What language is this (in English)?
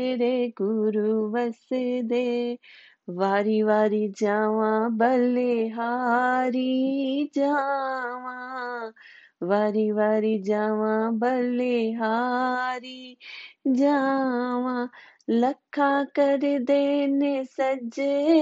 Hindi